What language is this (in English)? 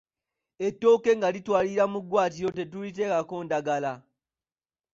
Ganda